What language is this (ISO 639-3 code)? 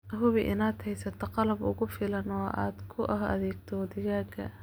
som